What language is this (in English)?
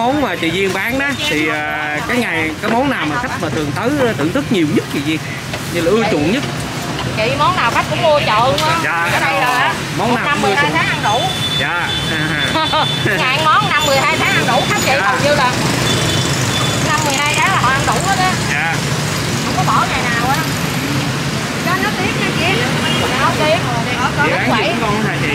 Vietnamese